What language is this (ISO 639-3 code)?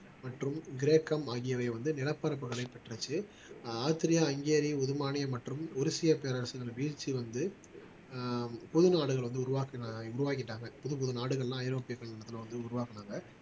tam